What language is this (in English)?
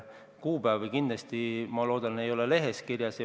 Estonian